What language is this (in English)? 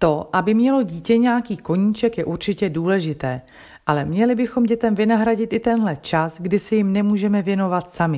Czech